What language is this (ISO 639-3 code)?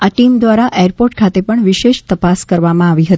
guj